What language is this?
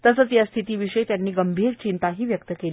Marathi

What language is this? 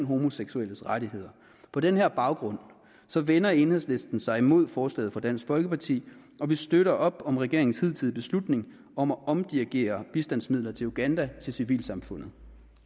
Danish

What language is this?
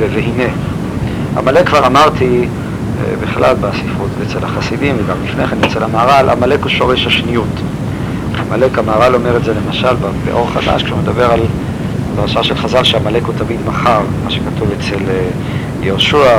Hebrew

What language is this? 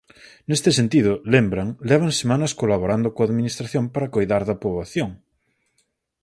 Galician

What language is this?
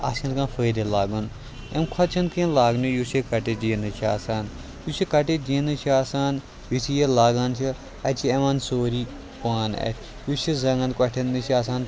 Kashmiri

